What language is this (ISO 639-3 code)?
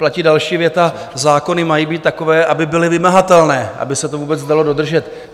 ces